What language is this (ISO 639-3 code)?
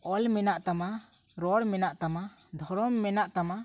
sat